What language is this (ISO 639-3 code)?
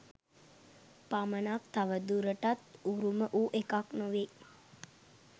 sin